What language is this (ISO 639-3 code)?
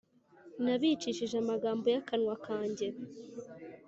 kin